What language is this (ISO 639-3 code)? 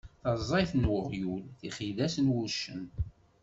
kab